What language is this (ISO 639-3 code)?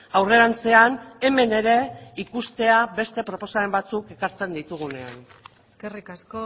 eus